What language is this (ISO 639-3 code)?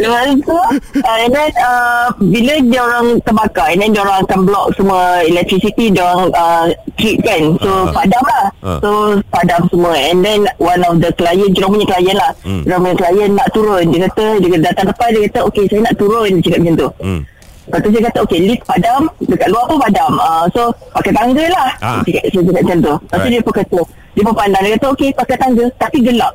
msa